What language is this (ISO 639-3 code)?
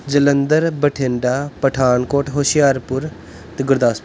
pan